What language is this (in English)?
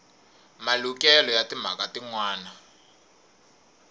Tsonga